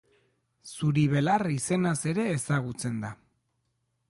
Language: Basque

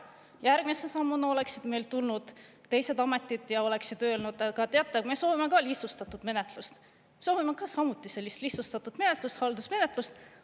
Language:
Estonian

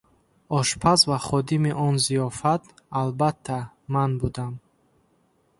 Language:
Tajik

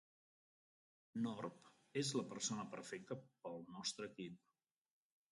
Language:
Catalan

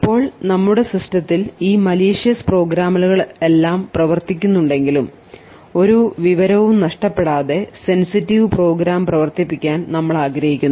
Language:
Malayalam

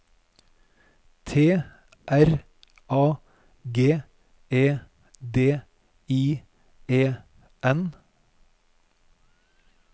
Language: Norwegian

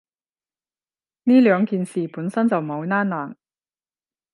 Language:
Cantonese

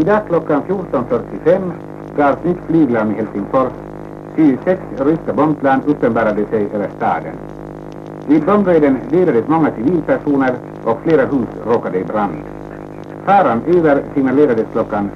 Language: Swedish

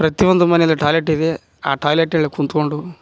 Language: Kannada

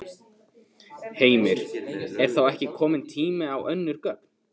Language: Icelandic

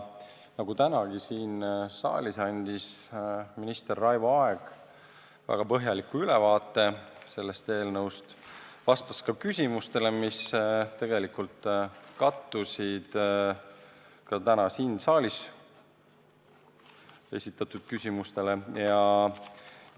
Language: Estonian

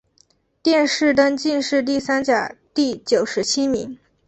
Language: Chinese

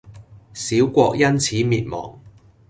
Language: Cantonese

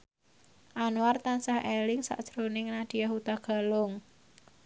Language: Javanese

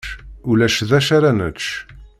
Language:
Kabyle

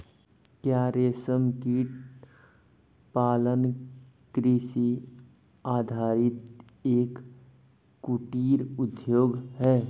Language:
Hindi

